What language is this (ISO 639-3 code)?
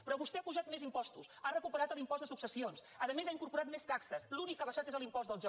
cat